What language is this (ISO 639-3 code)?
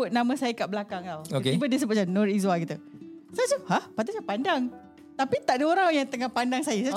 msa